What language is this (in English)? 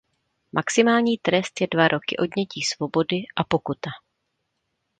Czech